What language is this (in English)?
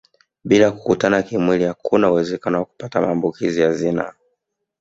Swahili